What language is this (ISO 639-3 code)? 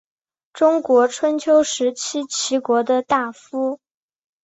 zho